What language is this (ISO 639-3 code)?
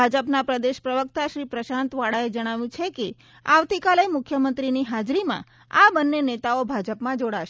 guj